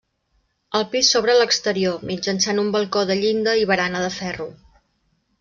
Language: Catalan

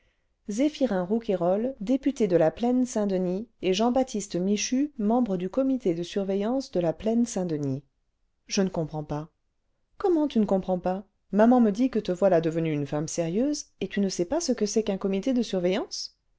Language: French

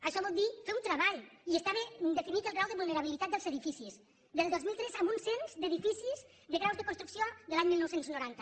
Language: Catalan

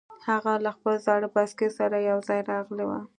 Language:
Pashto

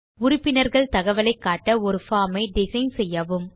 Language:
Tamil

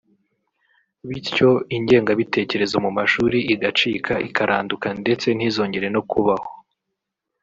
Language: Kinyarwanda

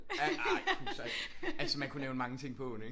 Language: Danish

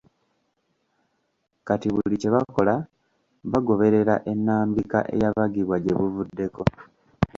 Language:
Ganda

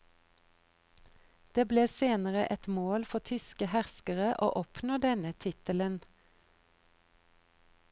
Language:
Norwegian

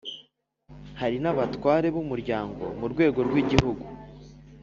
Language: Kinyarwanda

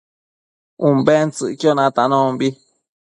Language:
Matsés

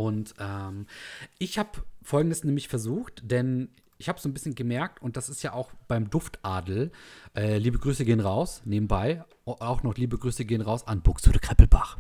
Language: German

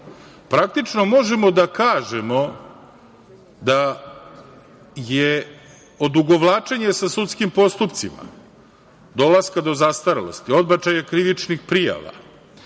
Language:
Serbian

